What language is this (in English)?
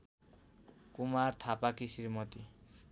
Nepali